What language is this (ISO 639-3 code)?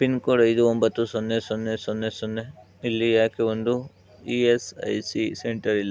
kan